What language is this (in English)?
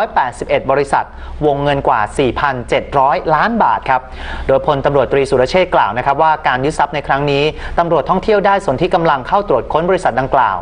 Thai